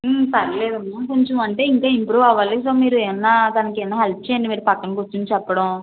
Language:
Telugu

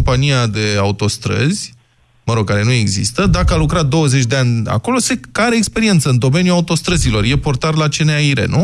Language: Romanian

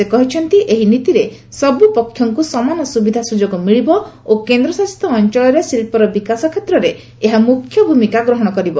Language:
Odia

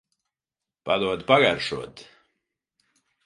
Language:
Latvian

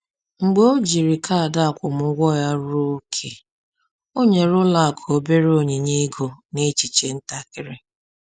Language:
Igbo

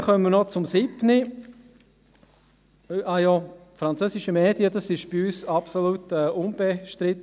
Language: Swiss German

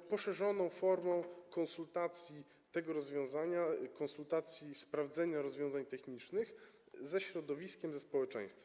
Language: Polish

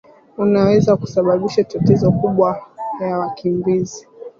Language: Swahili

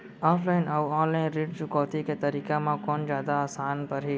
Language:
Chhattisgarhi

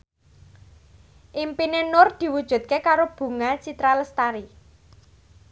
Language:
Javanese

